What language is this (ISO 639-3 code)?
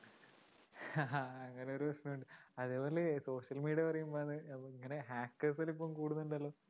mal